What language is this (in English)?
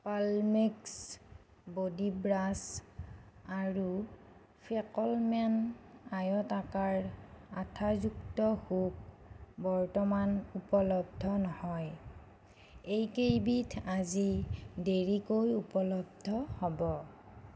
Assamese